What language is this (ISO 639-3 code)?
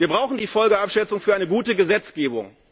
deu